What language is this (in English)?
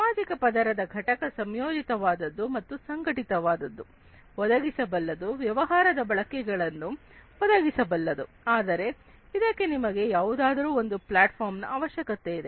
Kannada